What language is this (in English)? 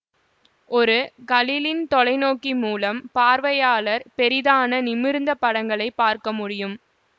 Tamil